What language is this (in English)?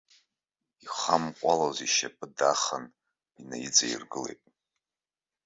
Abkhazian